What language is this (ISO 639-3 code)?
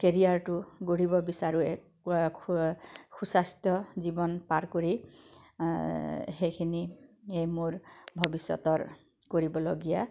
asm